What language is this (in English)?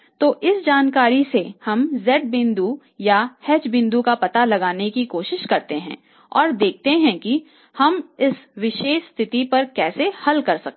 Hindi